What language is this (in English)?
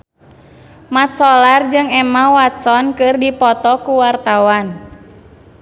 Sundanese